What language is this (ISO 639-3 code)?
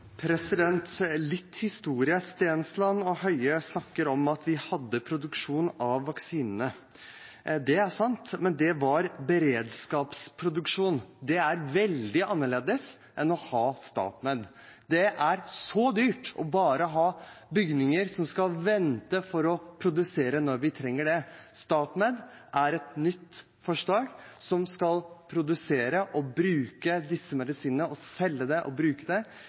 nob